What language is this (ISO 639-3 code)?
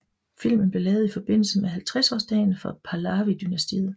dan